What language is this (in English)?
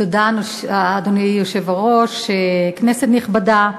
Hebrew